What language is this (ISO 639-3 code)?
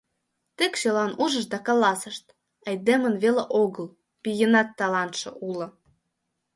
chm